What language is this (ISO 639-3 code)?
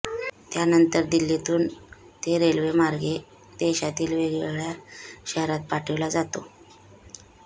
mar